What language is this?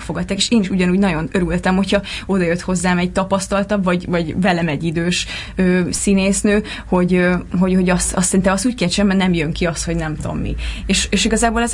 Hungarian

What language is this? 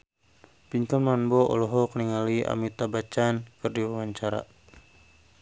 Sundanese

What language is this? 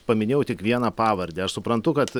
Lithuanian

